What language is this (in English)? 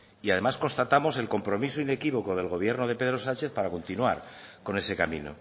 Spanish